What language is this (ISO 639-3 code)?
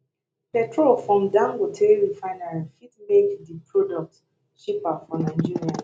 pcm